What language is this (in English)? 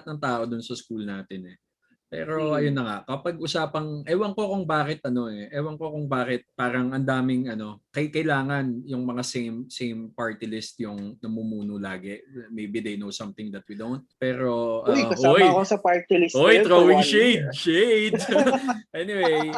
Filipino